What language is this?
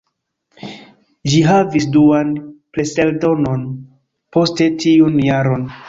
Esperanto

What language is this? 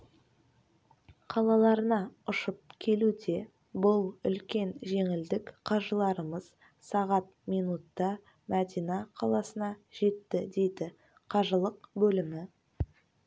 Kazakh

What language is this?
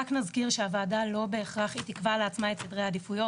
Hebrew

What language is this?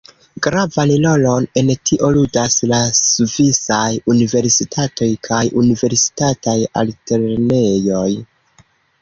Esperanto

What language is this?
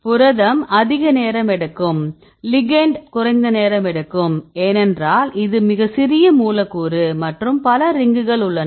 Tamil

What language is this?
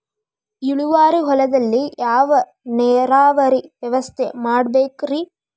Kannada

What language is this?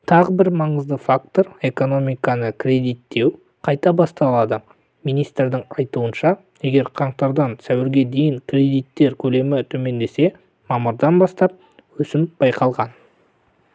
Kazakh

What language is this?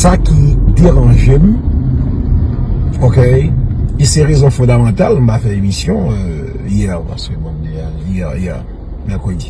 French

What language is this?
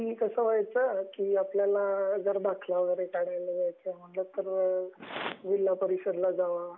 Marathi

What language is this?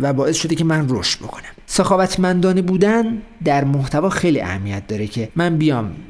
Persian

